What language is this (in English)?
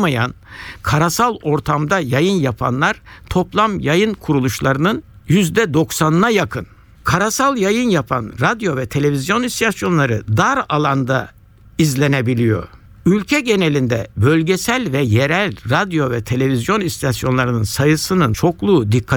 Turkish